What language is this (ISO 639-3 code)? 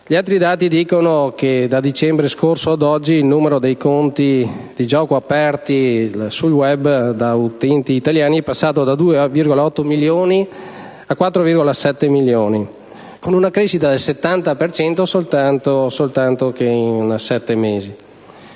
ita